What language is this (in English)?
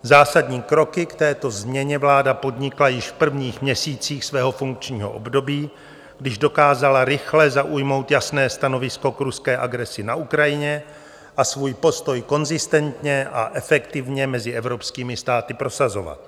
Czech